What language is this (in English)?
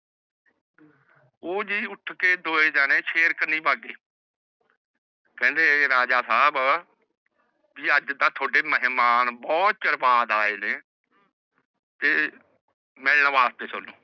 Punjabi